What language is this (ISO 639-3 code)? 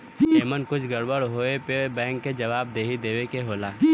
bho